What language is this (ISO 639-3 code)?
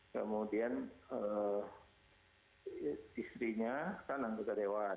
ind